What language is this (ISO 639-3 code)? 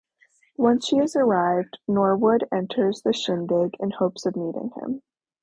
eng